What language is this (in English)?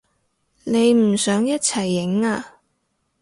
Cantonese